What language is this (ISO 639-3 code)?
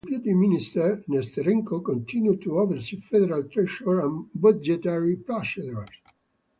eng